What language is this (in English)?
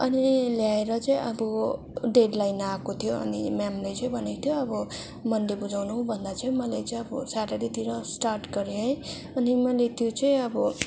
Nepali